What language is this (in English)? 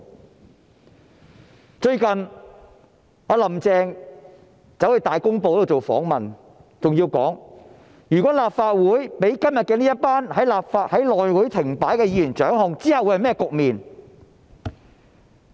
Cantonese